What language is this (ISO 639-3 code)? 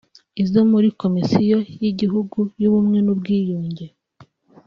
kin